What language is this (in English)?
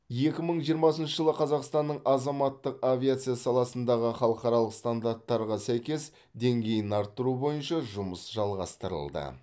Kazakh